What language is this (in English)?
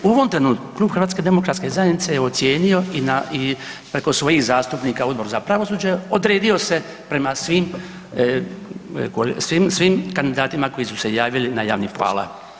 Croatian